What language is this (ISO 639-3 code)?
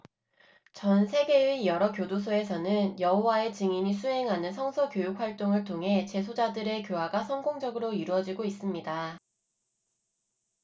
kor